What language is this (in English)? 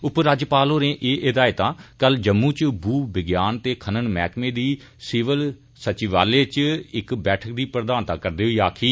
Dogri